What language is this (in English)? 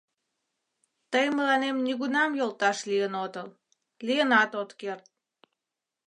Mari